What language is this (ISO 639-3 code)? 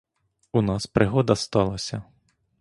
ukr